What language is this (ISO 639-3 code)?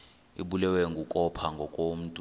xho